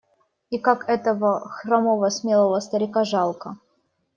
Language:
Russian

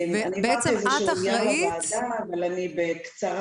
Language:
Hebrew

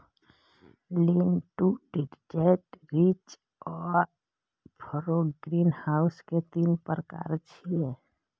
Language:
Maithili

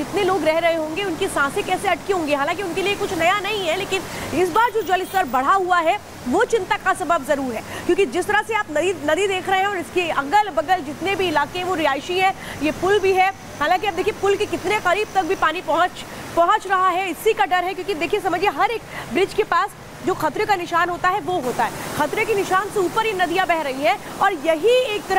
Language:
Hindi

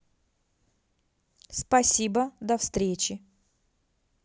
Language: Russian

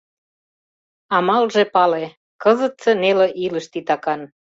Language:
Mari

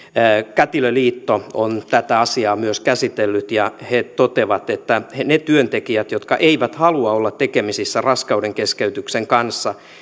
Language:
Finnish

